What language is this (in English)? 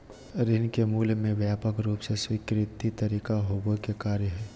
Magahi